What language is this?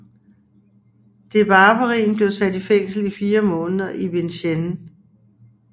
Danish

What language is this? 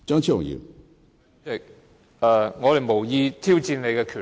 Cantonese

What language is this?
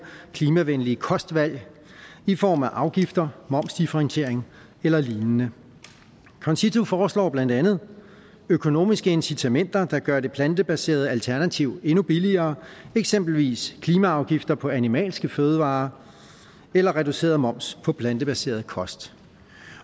Danish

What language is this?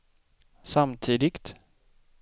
Swedish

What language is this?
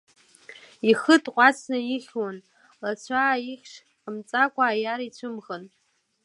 Abkhazian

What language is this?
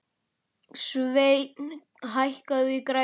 Icelandic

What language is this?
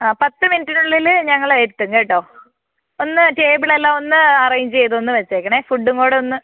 Malayalam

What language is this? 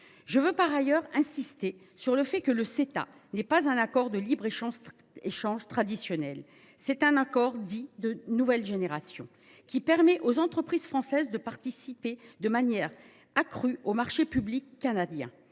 French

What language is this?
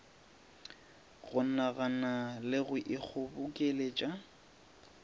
Northern Sotho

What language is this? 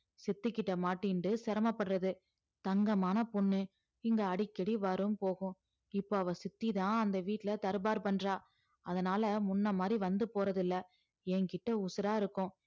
Tamil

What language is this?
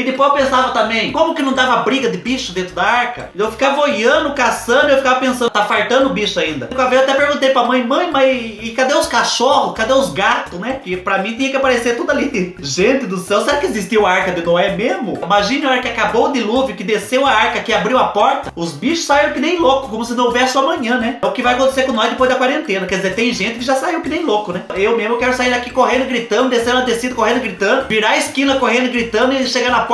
Portuguese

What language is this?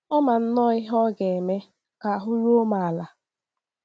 Igbo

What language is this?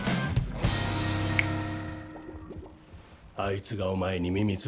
Japanese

